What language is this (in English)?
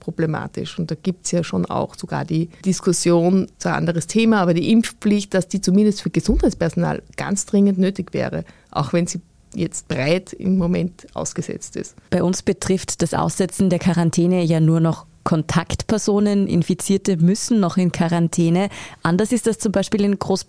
German